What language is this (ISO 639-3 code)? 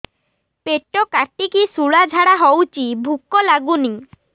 ori